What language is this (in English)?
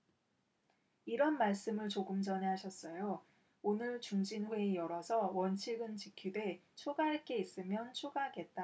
Korean